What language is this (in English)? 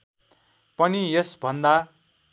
Nepali